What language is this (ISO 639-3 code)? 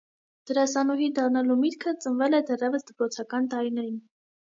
hye